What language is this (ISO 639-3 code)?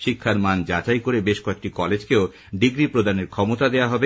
ben